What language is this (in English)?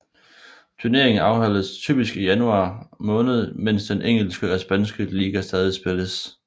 Danish